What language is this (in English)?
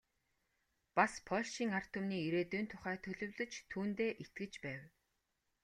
Mongolian